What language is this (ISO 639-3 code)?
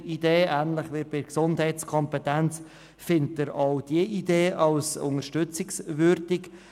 gsw